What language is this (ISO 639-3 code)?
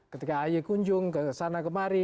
ind